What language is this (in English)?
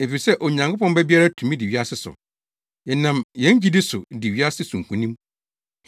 Akan